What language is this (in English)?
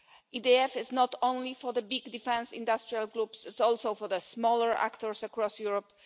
English